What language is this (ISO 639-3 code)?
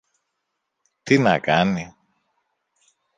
ell